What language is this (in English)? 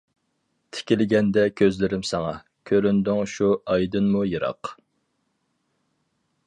Uyghur